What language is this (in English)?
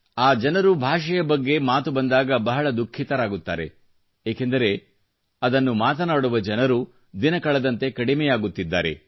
Kannada